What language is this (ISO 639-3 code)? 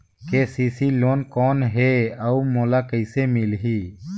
hne